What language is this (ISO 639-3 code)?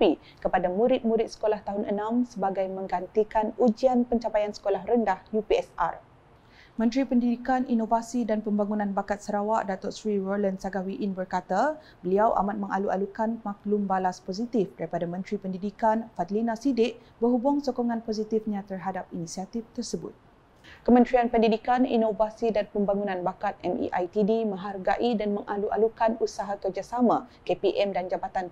msa